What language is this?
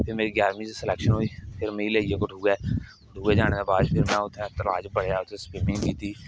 Dogri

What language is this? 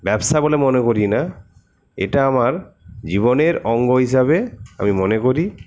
Bangla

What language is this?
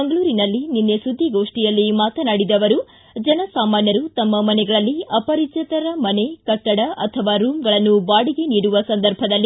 Kannada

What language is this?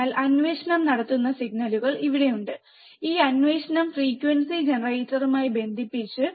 Malayalam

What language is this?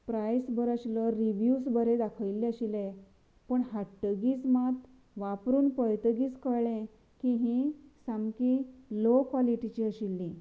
Konkani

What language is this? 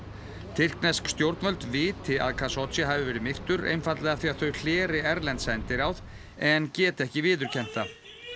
Icelandic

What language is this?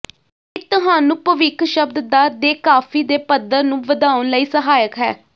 Punjabi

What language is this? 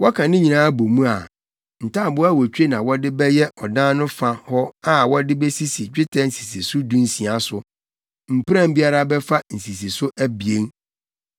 Akan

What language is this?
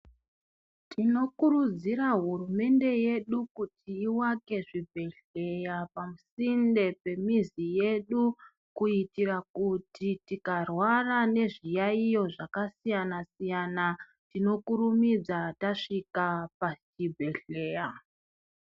Ndau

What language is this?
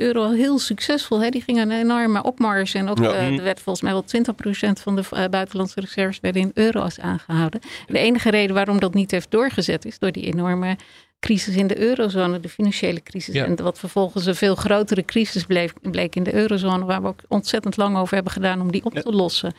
Dutch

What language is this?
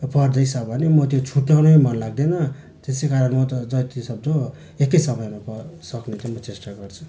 Nepali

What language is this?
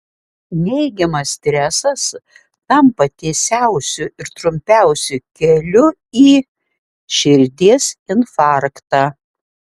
Lithuanian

